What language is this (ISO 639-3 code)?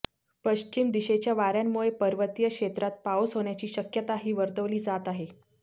mar